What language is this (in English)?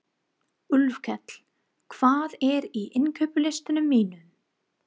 Icelandic